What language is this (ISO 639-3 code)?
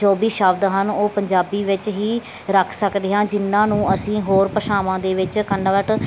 pan